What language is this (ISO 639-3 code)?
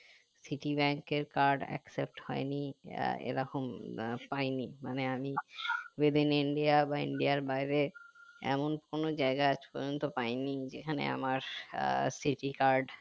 ben